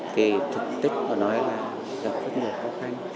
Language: Vietnamese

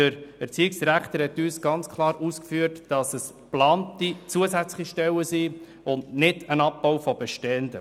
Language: Swiss German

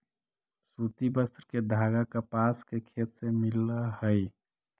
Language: Magahi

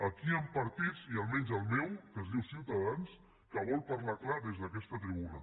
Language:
Catalan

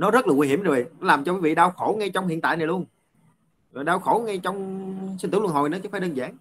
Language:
Vietnamese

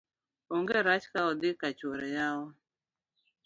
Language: Luo (Kenya and Tanzania)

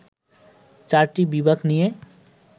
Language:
Bangla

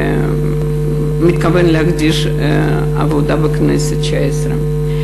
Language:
Hebrew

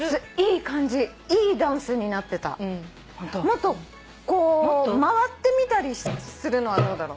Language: Japanese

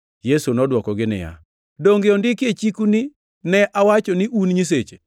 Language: Luo (Kenya and Tanzania)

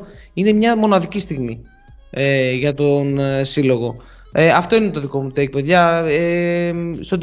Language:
Greek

